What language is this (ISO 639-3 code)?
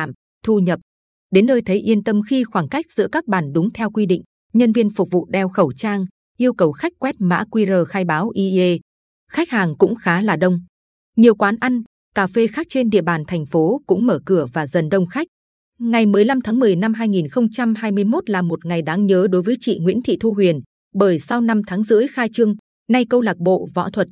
vie